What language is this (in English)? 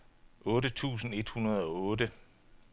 Danish